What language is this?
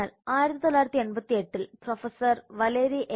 Malayalam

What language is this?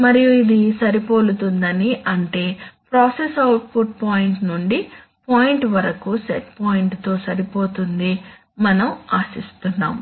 Telugu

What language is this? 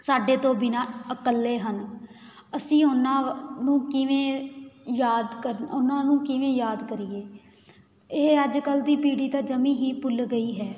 Punjabi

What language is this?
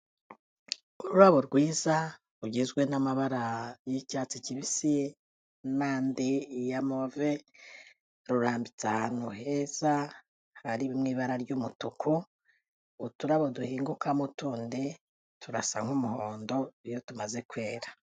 Kinyarwanda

